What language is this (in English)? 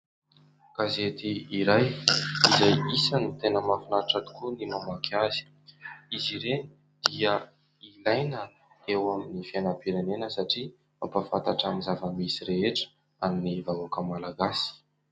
Malagasy